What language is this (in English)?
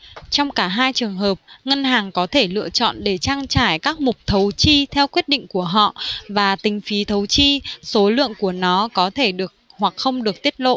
Vietnamese